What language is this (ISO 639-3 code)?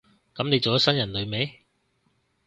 yue